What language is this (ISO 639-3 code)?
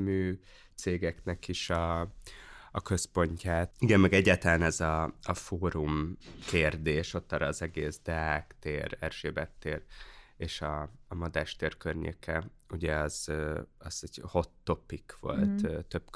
hun